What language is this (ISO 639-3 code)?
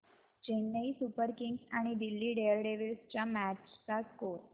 mar